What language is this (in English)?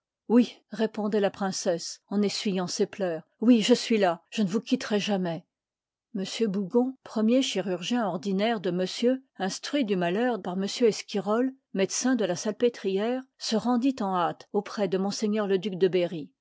French